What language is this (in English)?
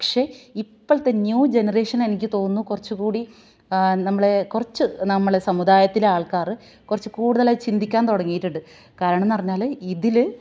Malayalam